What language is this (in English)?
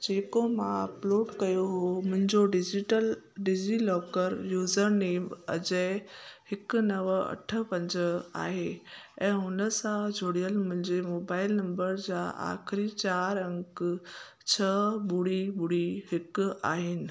Sindhi